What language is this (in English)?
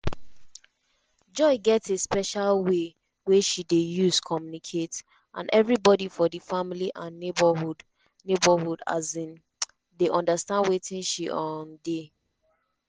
Nigerian Pidgin